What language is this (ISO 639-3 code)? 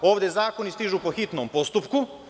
srp